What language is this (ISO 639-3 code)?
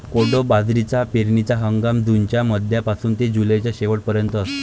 mar